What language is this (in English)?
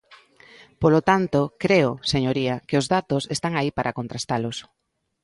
Galician